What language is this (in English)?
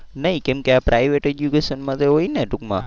Gujarati